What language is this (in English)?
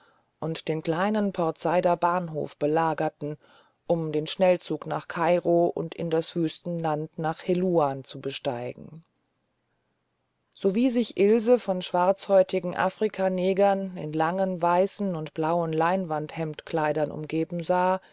German